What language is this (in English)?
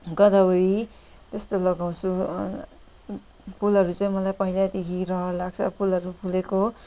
Nepali